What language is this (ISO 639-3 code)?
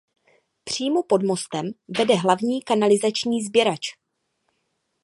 ces